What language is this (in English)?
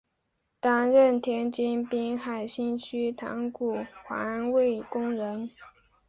Chinese